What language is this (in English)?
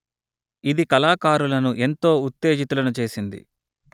Telugu